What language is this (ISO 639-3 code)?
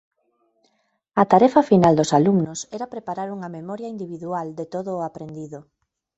glg